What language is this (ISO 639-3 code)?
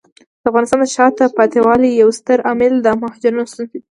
pus